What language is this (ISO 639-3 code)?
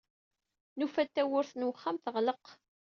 kab